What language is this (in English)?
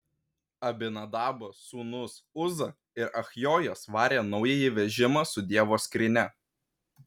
Lithuanian